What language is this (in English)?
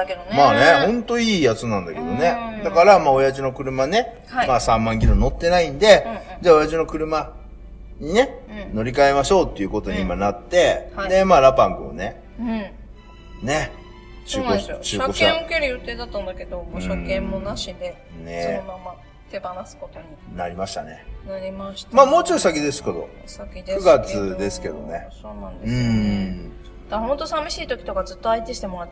Japanese